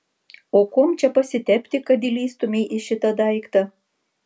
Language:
Lithuanian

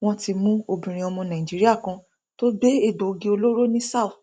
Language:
Yoruba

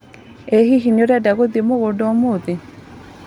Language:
Kikuyu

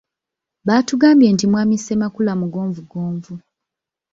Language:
Ganda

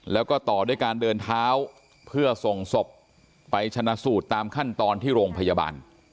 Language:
Thai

